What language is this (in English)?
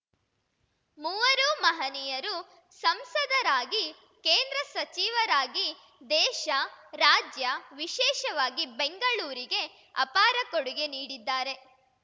Kannada